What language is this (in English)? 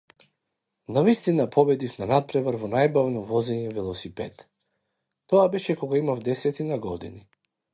Macedonian